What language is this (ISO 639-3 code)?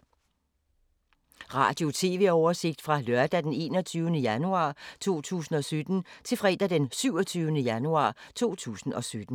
dan